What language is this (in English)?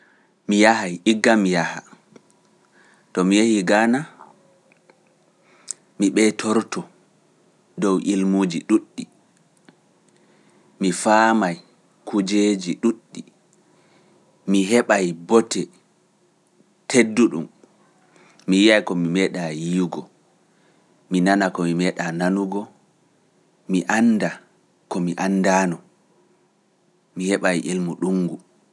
Pular